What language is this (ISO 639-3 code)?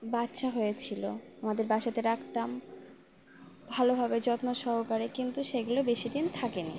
ben